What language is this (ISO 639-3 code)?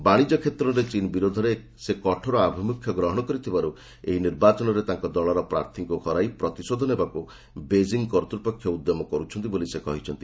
ori